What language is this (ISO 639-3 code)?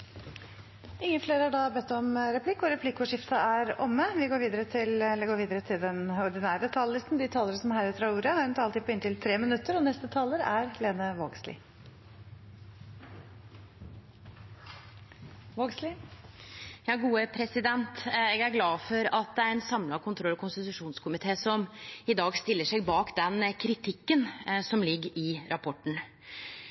nor